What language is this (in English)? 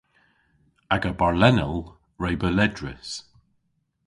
Cornish